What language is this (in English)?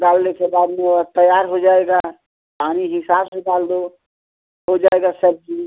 Hindi